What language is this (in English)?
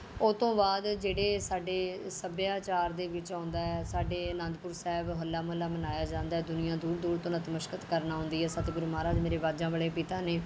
Punjabi